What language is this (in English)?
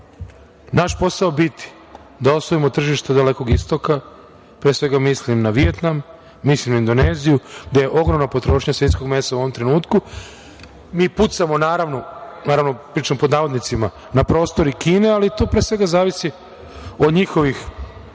Serbian